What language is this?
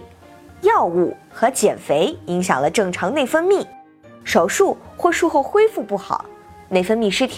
Chinese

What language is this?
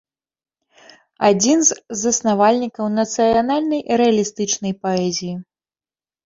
Belarusian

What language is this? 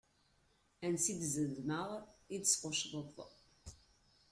Kabyle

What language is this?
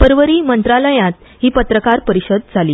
Konkani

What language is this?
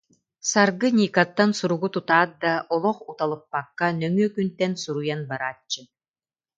Yakut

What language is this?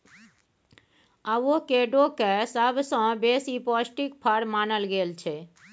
Maithili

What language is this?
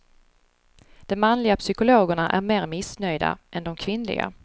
Swedish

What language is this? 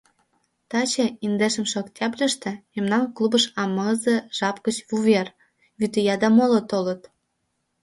Mari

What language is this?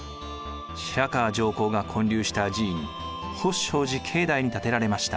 Japanese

